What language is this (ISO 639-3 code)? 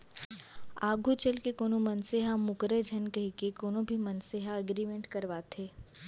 hne